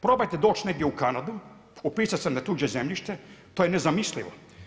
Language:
Croatian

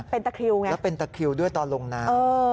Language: Thai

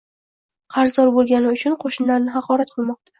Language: Uzbek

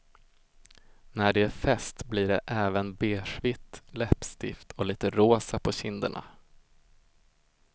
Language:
Swedish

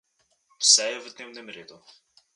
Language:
Slovenian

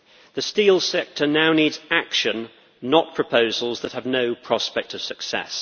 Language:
English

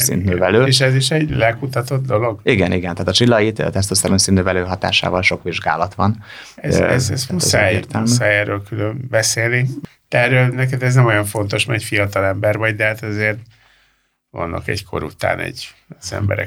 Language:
Hungarian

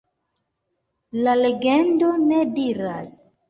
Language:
Esperanto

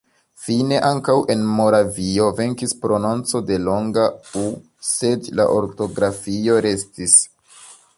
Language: Esperanto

